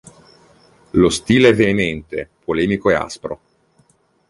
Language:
Italian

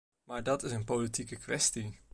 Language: Dutch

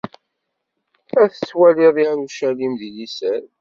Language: Kabyle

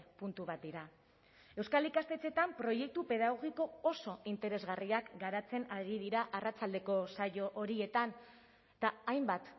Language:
Basque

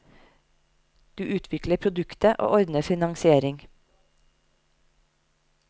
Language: Norwegian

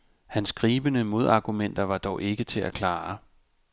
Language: Danish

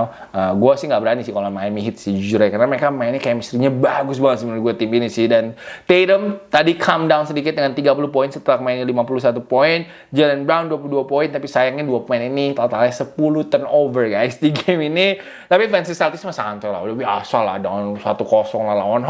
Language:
Indonesian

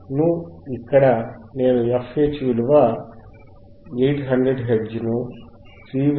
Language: Telugu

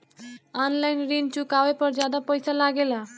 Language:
Bhojpuri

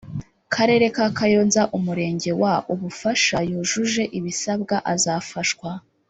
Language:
Kinyarwanda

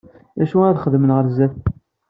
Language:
Kabyle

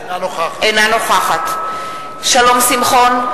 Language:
Hebrew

